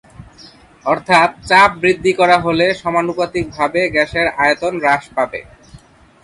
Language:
Bangla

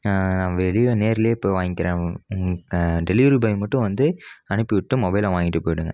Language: Tamil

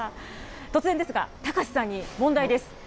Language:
Japanese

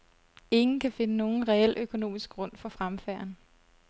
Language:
Danish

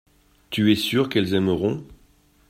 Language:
French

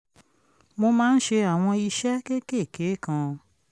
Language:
Yoruba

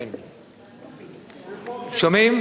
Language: Hebrew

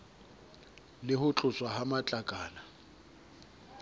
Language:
Southern Sotho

